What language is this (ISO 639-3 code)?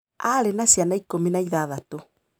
kik